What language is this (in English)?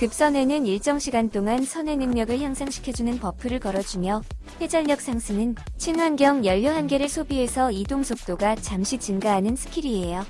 Korean